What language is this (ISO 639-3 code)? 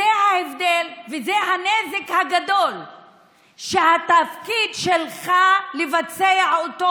heb